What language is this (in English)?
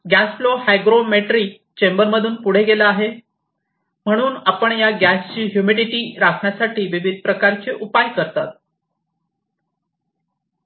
Marathi